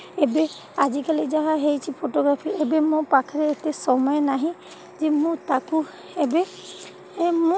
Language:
Odia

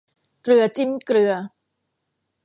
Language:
Thai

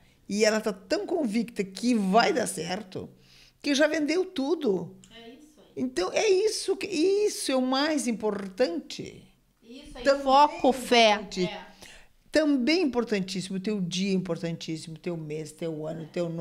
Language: Portuguese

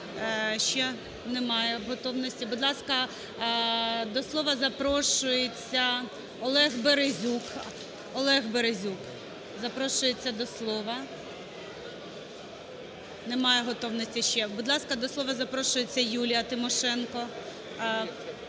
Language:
Ukrainian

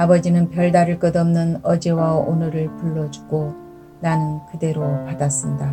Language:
Korean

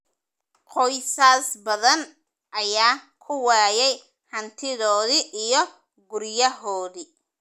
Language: Somali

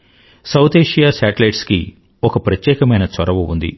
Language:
Telugu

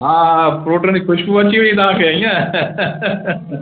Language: Sindhi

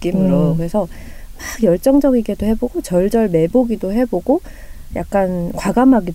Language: Korean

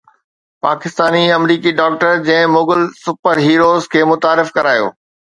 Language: Sindhi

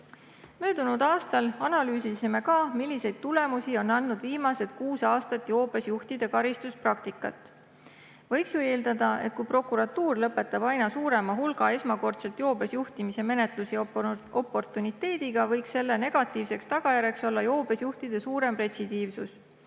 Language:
Estonian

